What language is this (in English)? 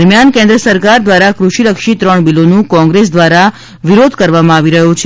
Gujarati